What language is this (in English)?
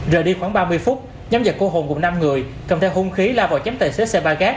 Vietnamese